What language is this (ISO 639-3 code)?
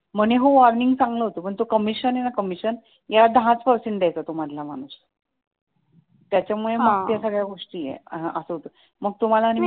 mar